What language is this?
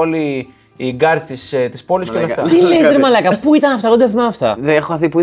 Greek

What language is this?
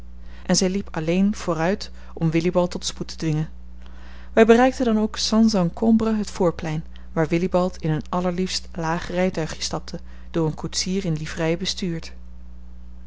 Dutch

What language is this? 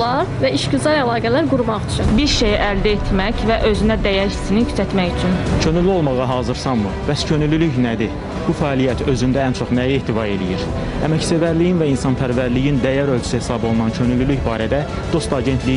Turkish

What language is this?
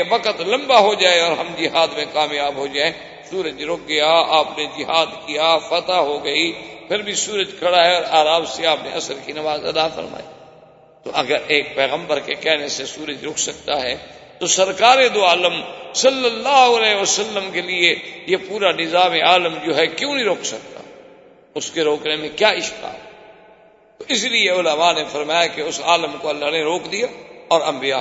Urdu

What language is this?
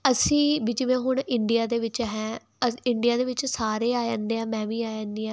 Punjabi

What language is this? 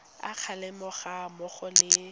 Tswana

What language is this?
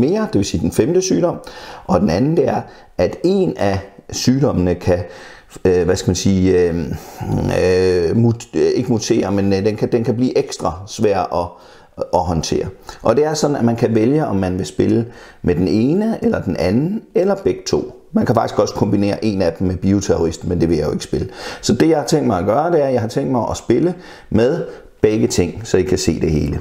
Danish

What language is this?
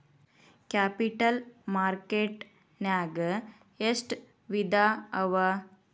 Kannada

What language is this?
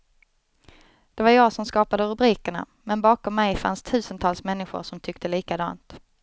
Swedish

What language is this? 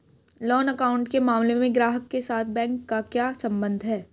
Hindi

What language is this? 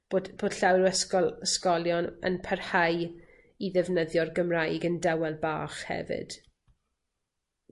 Welsh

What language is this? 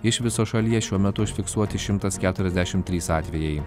Lithuanian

